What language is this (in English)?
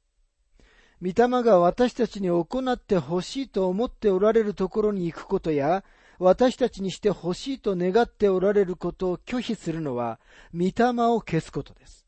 Japanese